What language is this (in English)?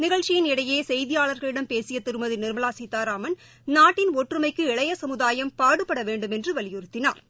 Tamil